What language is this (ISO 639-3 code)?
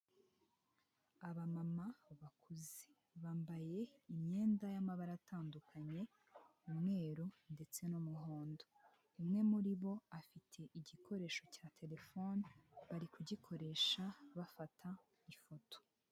kin